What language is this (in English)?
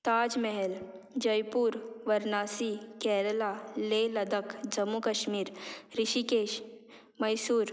Konkani